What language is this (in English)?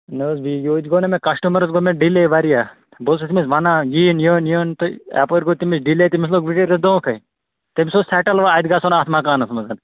Kashmiri